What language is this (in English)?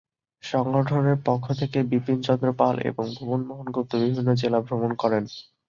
Bangla